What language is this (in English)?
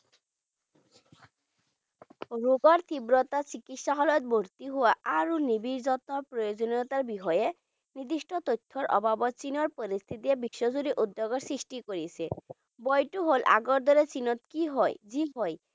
Bangla